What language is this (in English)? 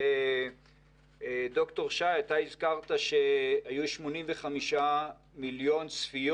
Hebrew